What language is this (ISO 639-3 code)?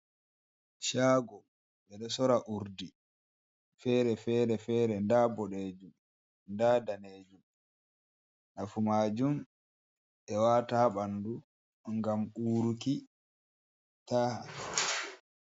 ful